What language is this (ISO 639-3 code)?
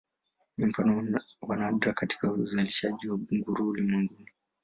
swa